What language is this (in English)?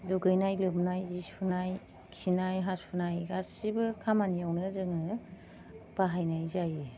Bodo